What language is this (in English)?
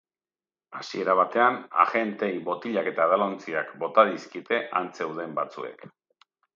Basque